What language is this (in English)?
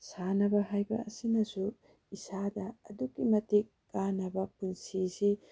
Manipuri